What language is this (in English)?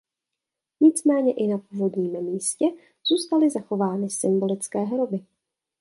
Czech